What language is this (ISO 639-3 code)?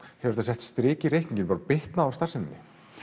isl